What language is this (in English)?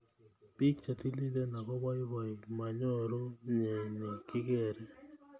Kalenjin